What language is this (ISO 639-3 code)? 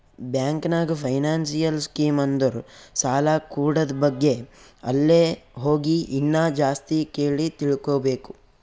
kan